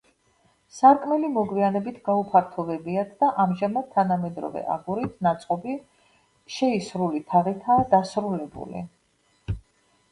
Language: Georgian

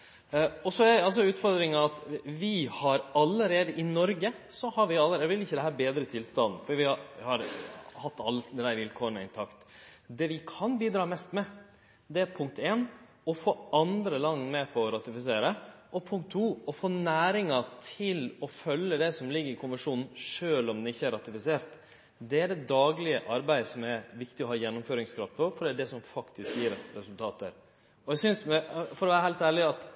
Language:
Norwegian Nynorsk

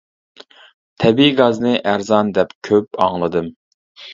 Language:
Uyghur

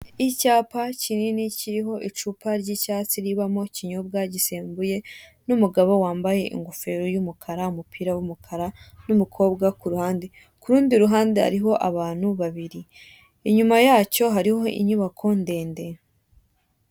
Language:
Kinyarwanda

